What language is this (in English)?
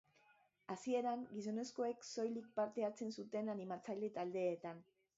Basque